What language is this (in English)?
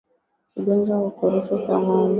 Swahili